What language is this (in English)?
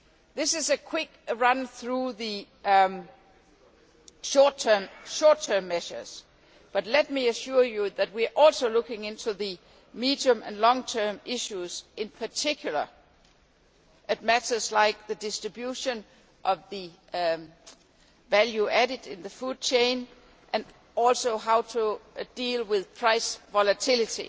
English